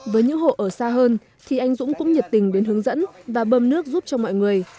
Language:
Vietnamese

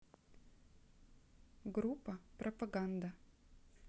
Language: Russian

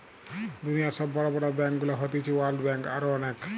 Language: Bangla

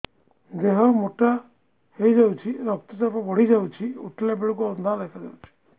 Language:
Odia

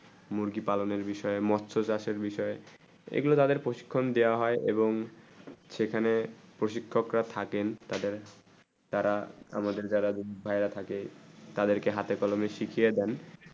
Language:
Bangla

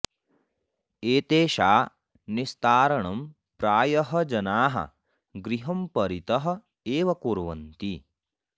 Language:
Sanskrit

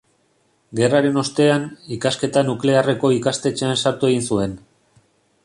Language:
Basque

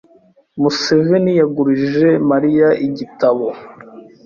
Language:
Kinyarwanda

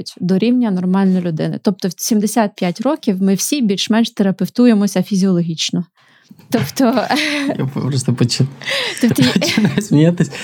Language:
Ukrainian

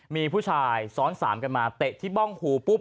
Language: Thai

